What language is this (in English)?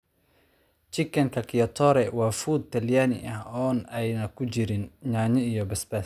Somali